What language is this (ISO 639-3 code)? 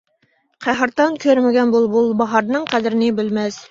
uig